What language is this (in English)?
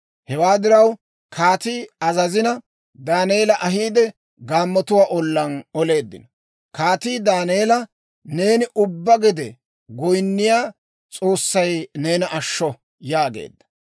Dawro